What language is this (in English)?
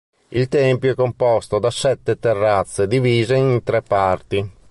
Italian